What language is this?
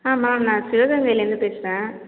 Tamil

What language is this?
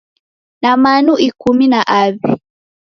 Taita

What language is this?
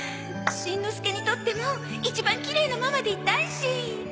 Japanese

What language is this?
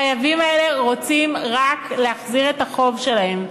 Hebrew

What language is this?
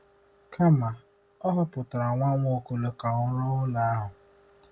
Igbo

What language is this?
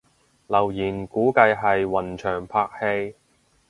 Cantonese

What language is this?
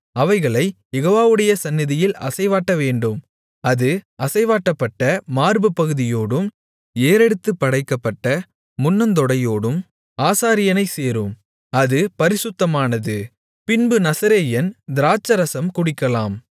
Tamil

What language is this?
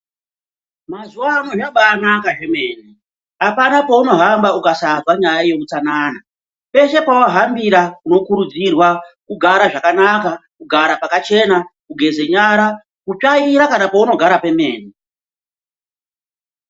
Ndau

